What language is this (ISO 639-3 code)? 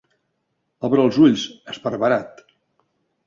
cat